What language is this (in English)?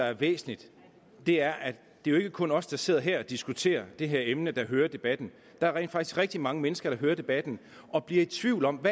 Danish